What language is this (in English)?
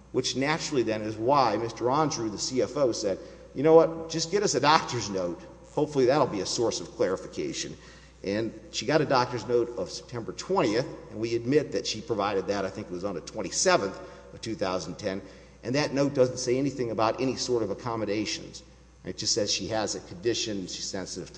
English